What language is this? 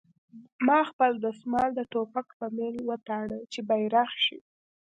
Pashto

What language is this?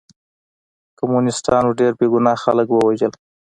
Pashto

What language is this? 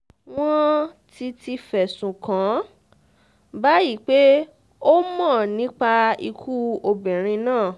Yoruba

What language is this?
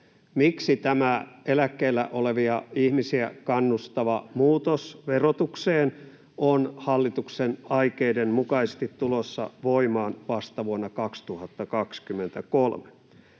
Finnish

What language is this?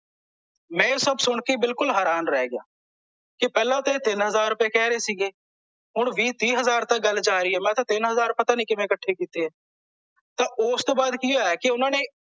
Punjabi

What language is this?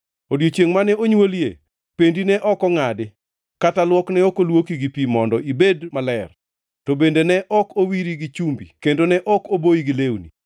Luo (Kenya and Tanzania)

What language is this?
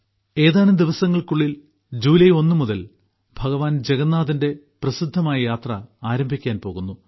Malayalam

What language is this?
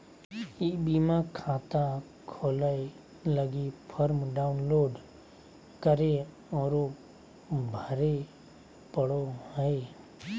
Magahi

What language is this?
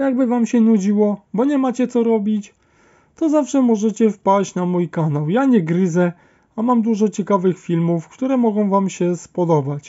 Polish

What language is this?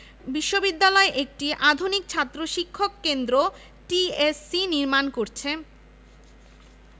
Bangla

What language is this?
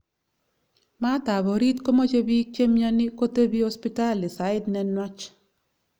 Kalenjin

